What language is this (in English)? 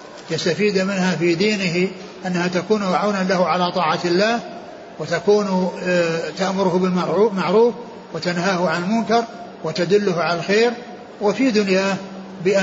Arabic